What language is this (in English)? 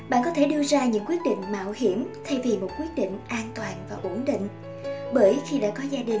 Vietnamese